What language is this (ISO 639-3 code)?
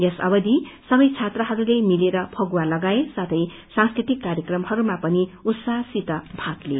nep